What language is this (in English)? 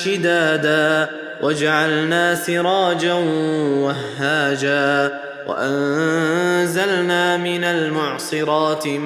Arabic